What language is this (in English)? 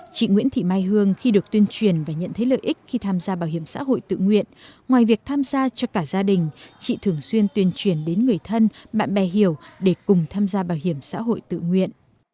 Vietnamese